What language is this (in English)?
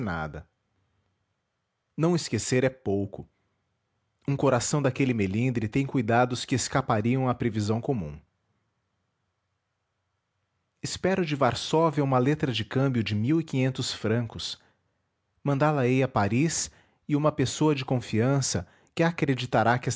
Portuguese